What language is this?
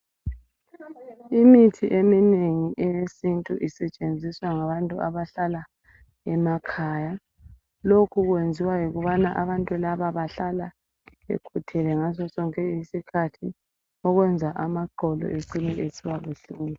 North Ndebele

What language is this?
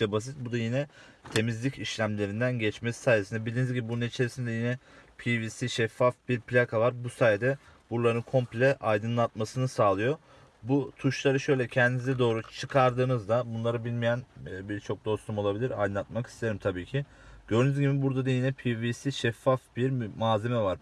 Turkish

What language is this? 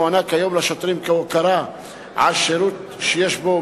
Hebrew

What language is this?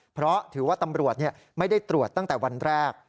Thai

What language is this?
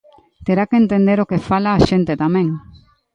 Galician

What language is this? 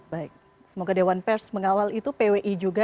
Indonesian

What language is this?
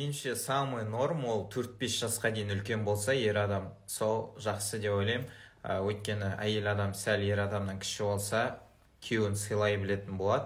Russian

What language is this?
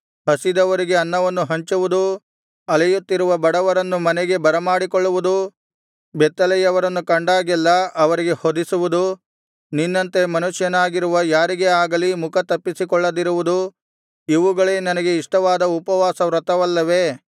Kannada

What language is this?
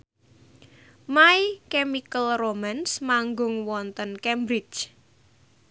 Javanese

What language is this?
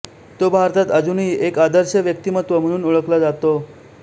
Marathi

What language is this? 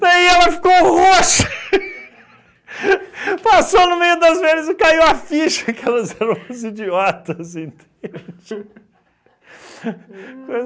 Portuguese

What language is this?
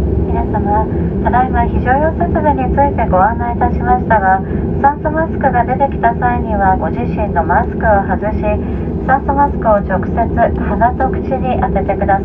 Japanese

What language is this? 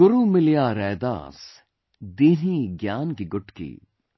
English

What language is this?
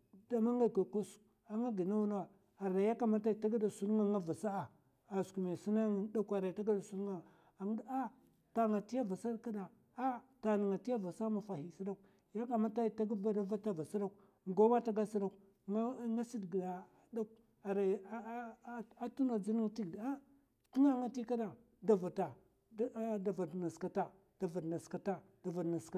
Mafa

